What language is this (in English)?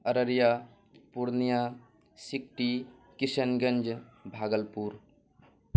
Urdu